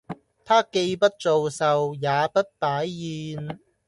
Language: Cantonese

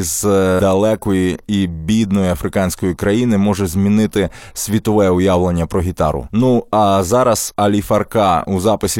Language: Ukrainian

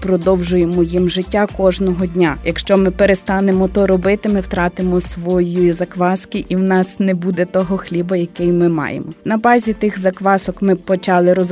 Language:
Ukrainian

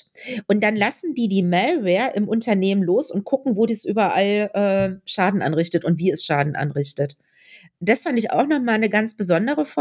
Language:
German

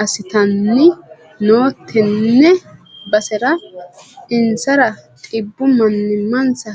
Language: Sidamo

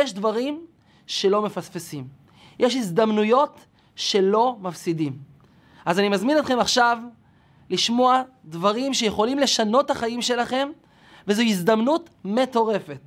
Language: Hebrew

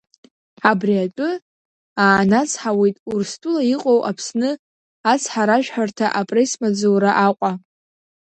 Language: Abkhazian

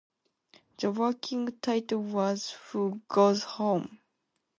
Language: English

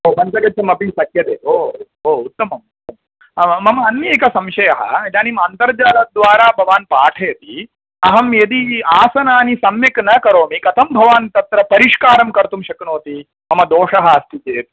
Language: Sanskrit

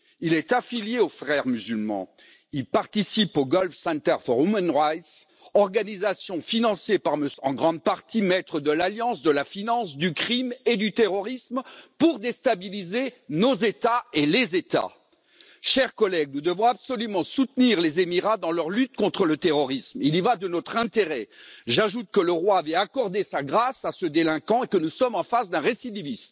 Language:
French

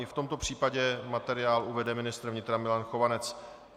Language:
Czech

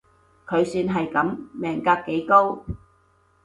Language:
Cantonese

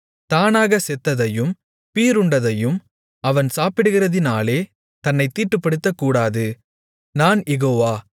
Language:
Tamil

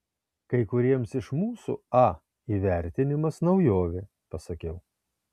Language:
Lithuanian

